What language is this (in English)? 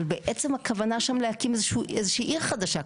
Hebrew